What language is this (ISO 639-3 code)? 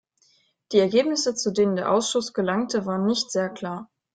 deu